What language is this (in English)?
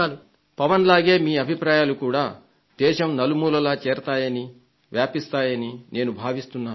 Telugu